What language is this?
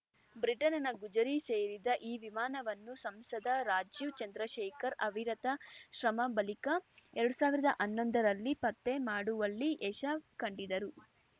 Kannada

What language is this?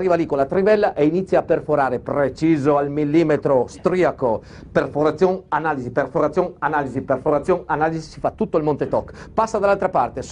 Italian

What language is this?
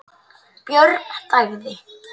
Icelandic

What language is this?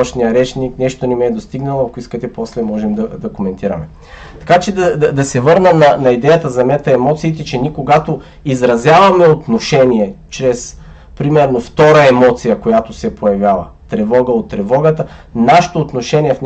Bulgarian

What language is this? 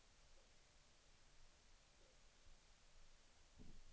Swedish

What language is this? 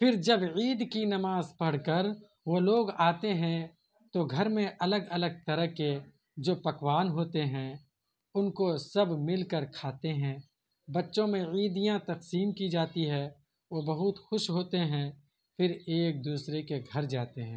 Urdu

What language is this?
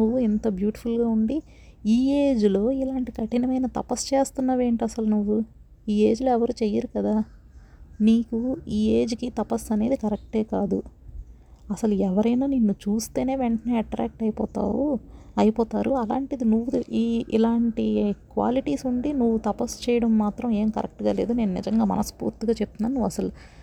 Telugu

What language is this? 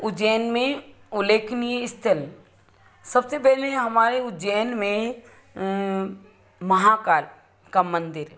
Hindi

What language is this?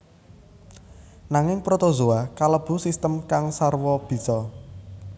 Javanese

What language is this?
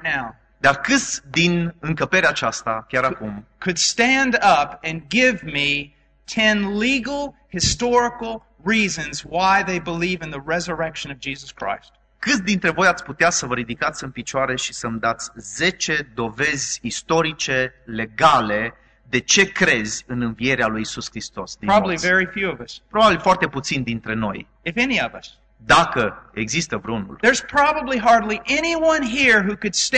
Romanian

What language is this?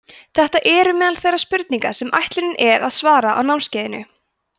Icelandic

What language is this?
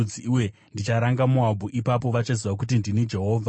Shona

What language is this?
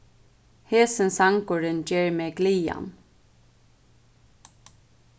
Faroese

